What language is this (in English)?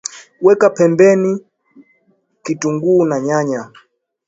Swahili